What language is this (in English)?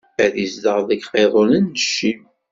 Kabyle